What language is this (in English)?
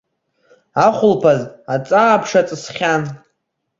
Abkhazian